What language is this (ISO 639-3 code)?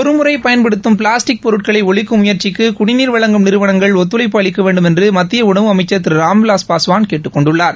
tam